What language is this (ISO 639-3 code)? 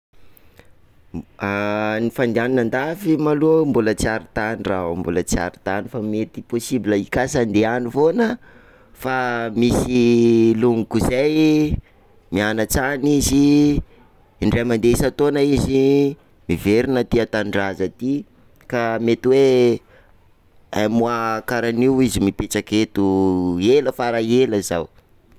skg